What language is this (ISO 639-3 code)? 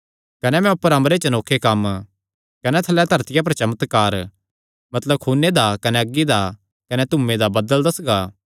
xnr